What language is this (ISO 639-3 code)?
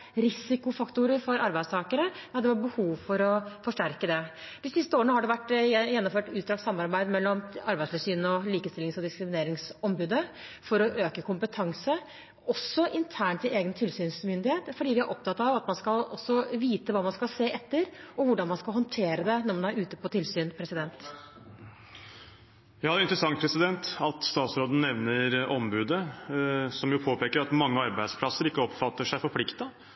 nob